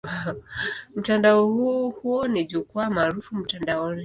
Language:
Swahili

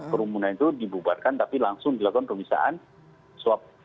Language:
Indonesian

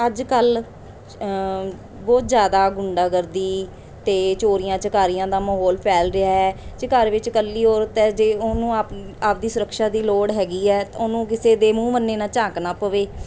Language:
Punjabi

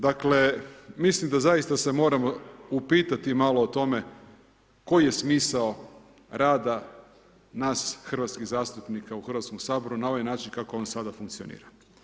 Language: Croatian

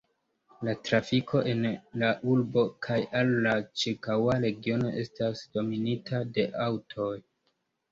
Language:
Esperanto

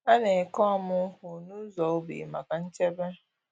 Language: Igbo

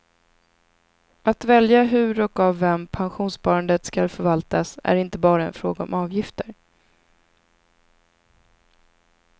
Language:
Swedish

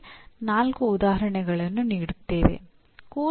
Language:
Kannada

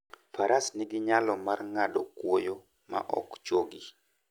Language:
Luo (Kenya and Tanzania)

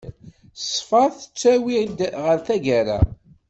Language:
Kabyle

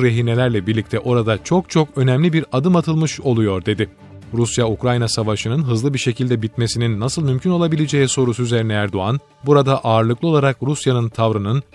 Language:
Turkish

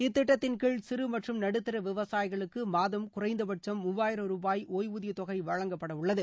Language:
Tamil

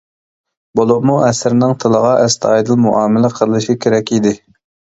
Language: Uyghur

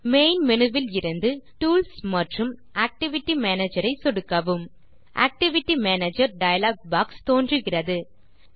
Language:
Tamil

